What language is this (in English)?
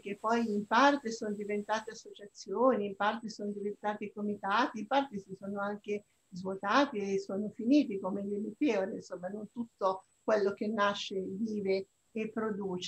Italian